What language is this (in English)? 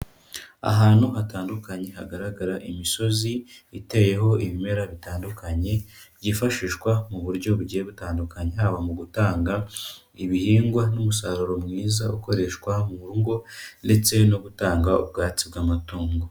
Kinyarwanda